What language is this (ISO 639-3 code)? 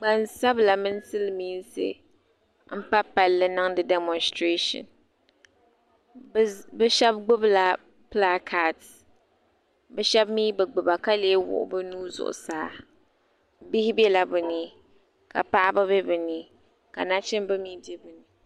dag